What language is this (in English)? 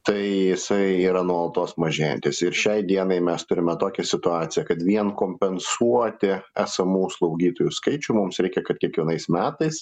Lithuanian